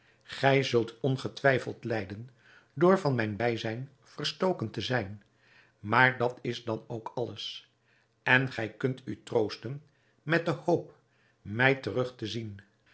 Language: Dutch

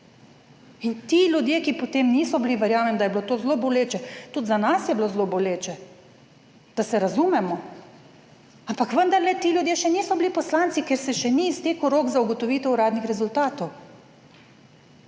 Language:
Slovenian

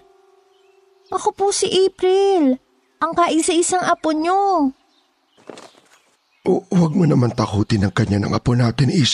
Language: Filipino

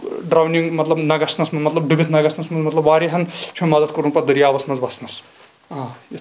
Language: Kashmiri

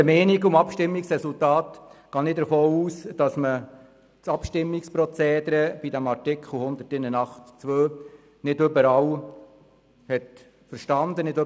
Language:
Swiss German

